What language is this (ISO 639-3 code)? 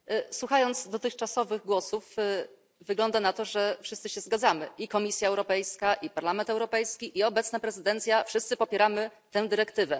pol